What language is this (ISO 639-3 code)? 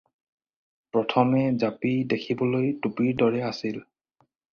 asm